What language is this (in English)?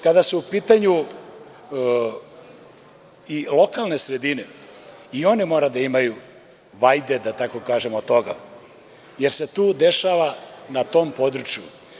Serbian